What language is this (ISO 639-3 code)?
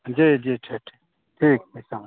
mai